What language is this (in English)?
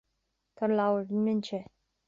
Irish